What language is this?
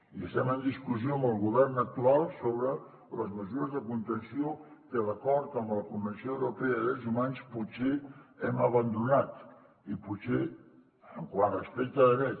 Catalan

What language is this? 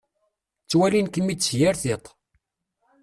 Kabyle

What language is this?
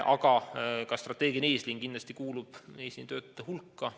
Estonian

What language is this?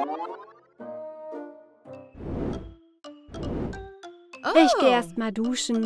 German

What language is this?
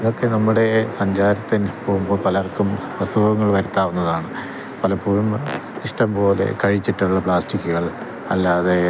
Malayalam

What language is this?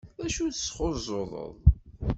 Kabyle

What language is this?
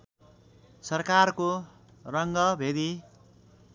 Nepali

